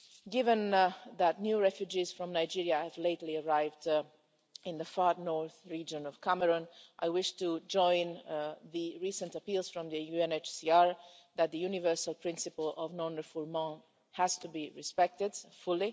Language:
English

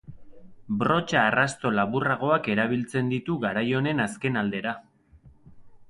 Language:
Basque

